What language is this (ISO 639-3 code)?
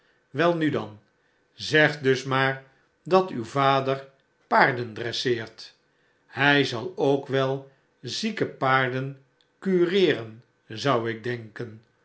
nld